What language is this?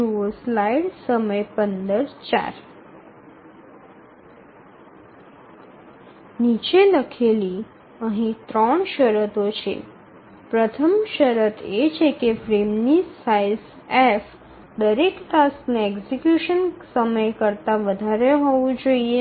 Gujarati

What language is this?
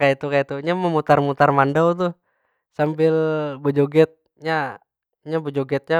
Banjar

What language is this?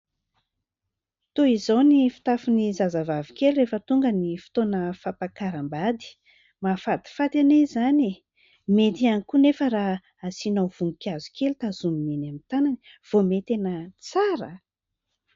Malagasy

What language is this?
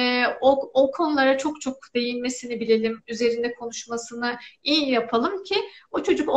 Turkish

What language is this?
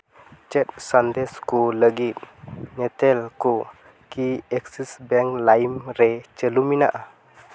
Santali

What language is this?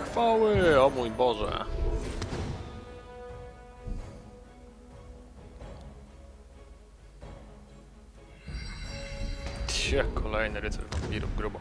Polish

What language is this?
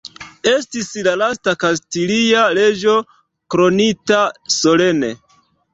Esperanto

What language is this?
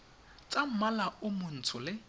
Tswana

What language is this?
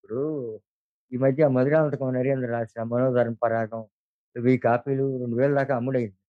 Telugu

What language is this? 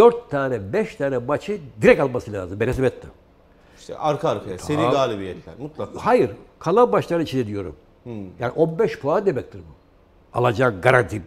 Turkish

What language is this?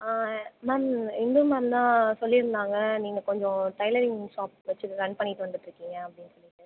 Tamil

